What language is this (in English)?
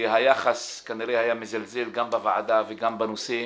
Hebrew